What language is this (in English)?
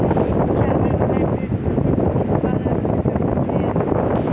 Maithili